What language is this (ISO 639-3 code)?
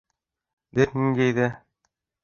bak